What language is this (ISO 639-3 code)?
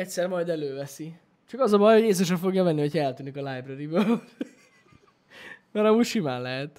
hun